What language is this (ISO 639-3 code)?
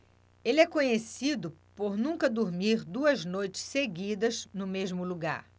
por